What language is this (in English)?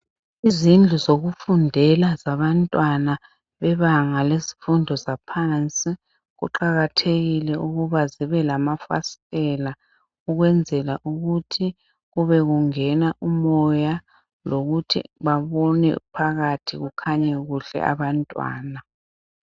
North Ndebele